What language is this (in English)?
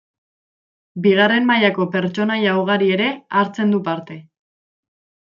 Basque